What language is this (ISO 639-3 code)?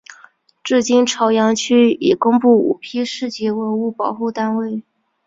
zho